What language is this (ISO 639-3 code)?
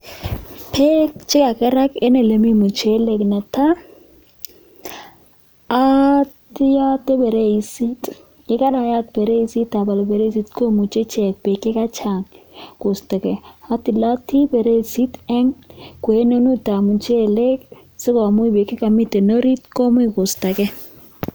kln